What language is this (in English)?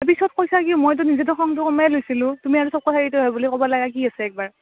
Assamese